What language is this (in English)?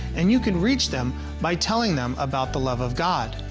English